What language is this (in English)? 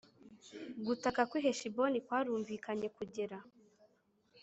Kinyarwanda